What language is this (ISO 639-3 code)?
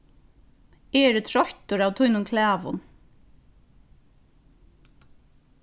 fao